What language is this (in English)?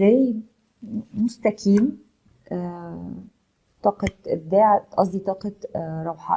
Arabic